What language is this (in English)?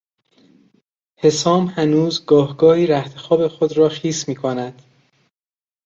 Persian